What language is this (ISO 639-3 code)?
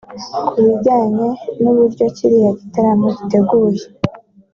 kin